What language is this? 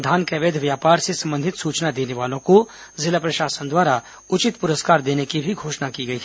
Hindi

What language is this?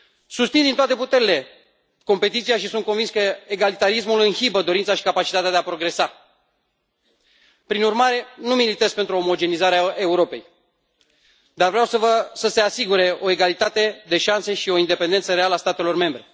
Romanian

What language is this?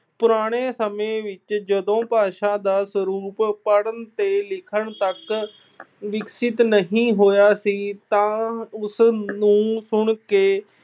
Punjabi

